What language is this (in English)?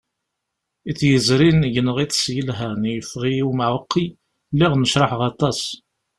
Kabyle